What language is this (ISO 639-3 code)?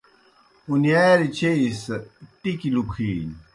plk